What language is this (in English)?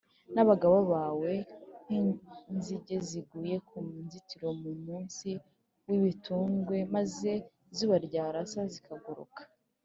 Kinyarwanda